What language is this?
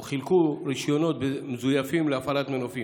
Hebrew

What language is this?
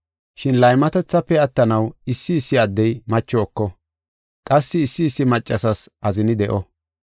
Gofa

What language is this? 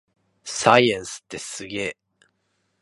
Japanese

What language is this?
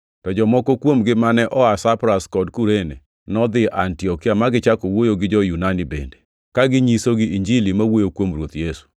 Luo (Kenya and Tanzania)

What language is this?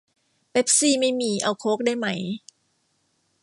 Thai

